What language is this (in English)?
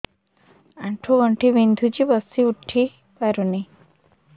Odia